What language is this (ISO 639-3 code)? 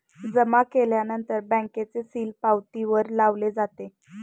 mar